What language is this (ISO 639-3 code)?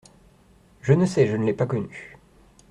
fra